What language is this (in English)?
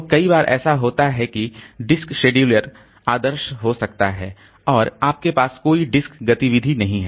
Hindi